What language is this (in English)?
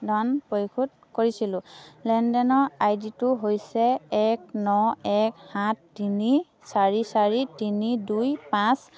Assamese